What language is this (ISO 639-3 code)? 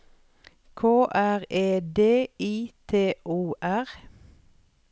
nor